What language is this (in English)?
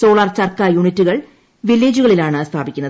Malayalam